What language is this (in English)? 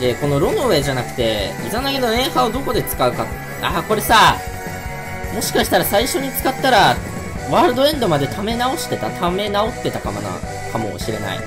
Japanese